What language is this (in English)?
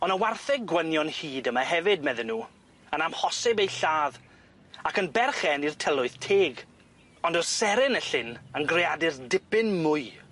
Welsh